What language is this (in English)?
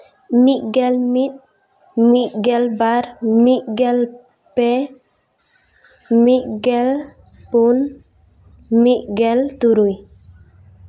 Santali